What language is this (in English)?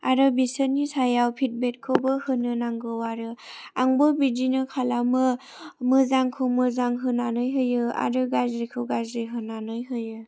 Bodo